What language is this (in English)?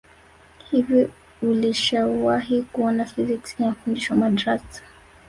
Swahili